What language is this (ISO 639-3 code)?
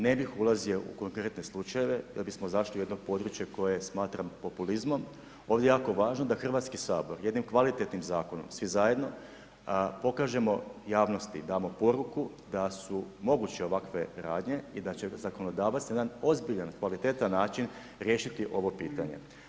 hrv